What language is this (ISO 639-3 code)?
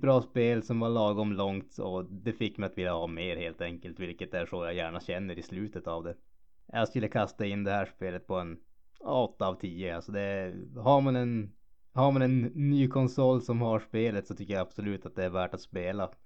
swe